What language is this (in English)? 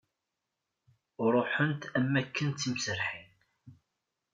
Kabyle